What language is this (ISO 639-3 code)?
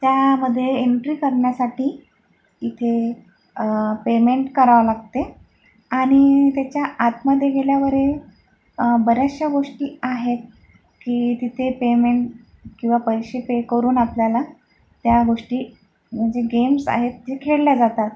mar